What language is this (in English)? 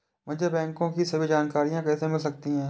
Hindi